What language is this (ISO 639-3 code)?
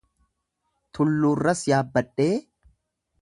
orm